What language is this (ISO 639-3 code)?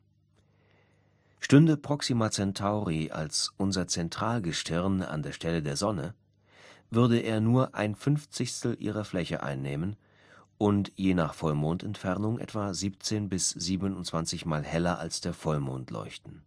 deu